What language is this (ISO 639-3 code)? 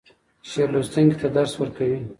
pus